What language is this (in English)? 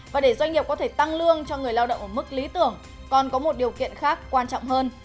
Vietnamese